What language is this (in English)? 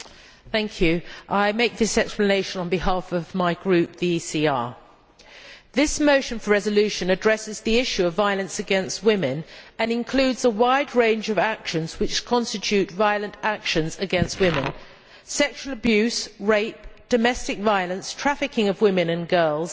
English